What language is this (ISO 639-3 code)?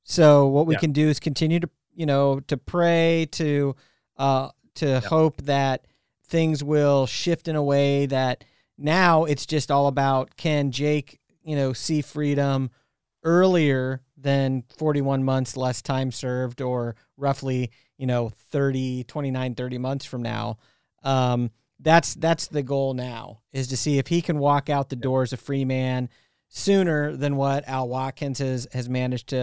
eng